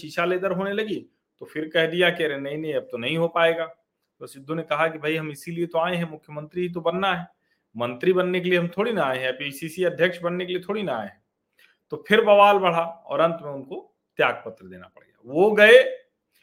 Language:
Hindi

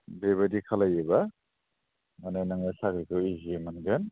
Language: Bodo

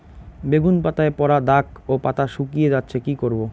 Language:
Bangla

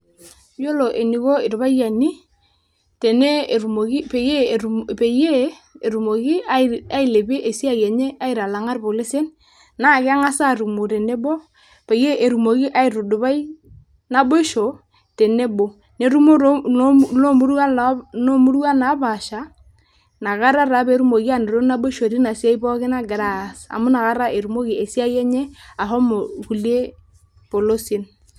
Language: Masai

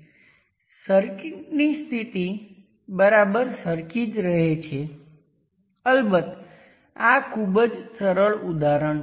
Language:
Gujarati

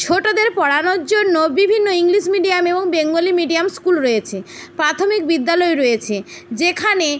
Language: Bangla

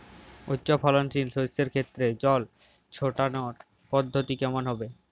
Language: Bangla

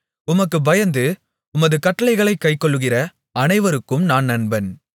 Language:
Tamil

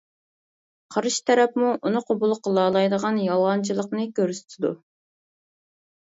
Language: Uyghur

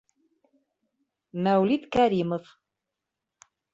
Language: Bashkir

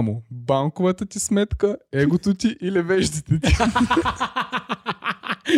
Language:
Bulgarian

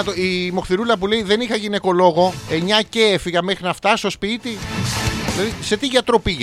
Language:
Greek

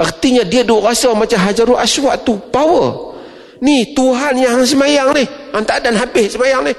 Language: Malay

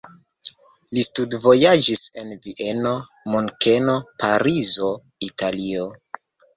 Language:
Esperanto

